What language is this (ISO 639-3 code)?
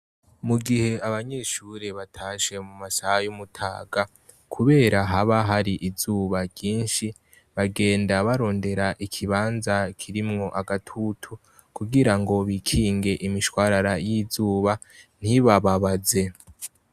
run